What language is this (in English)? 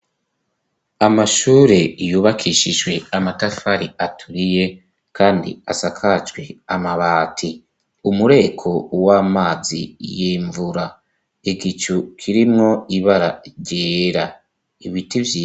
Rundi